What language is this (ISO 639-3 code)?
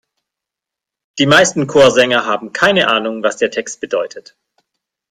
deu